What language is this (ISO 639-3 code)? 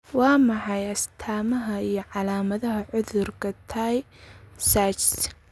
som